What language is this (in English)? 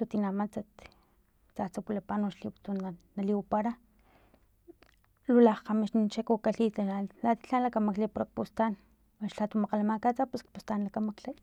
Filomena Mata-Coahuitlán Totonac